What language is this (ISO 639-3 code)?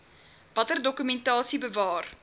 afr